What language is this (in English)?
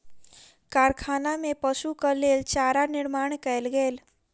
Maithili